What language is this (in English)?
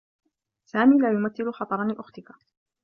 Arabic